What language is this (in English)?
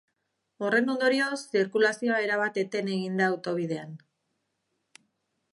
Basque